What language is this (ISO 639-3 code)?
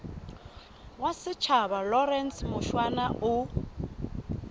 sot